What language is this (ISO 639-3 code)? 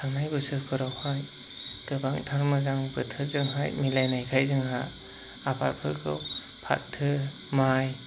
brx